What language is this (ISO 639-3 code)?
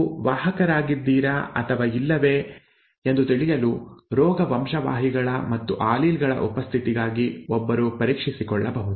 kan